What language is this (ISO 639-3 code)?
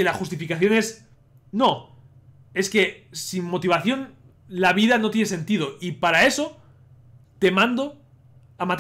spa